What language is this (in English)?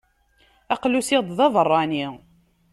Kabyle